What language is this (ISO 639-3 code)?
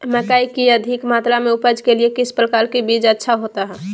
mag